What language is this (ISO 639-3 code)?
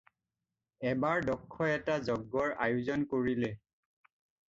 asm